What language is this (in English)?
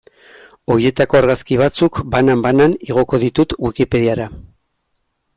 Basque